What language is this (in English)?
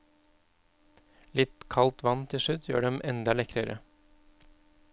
Norwegian